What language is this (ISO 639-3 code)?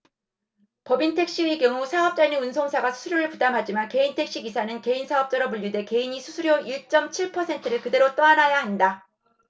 kor